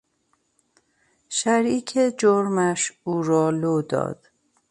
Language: Persian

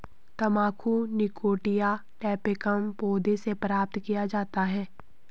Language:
Hindi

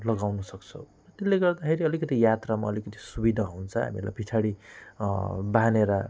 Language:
Nepali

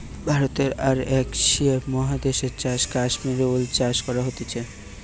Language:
Bangla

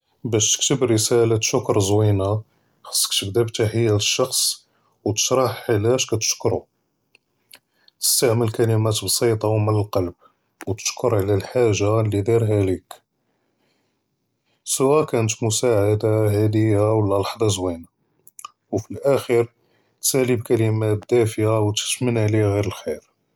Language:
Judeo-Arabic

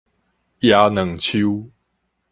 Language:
Min Nan Chinese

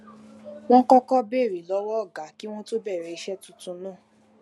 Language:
Yoruba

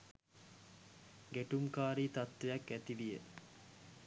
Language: Sinhala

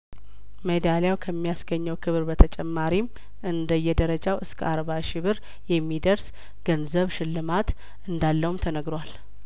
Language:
Amharic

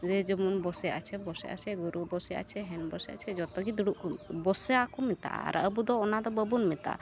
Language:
Santali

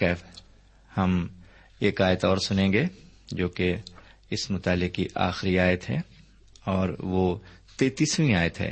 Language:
Urdu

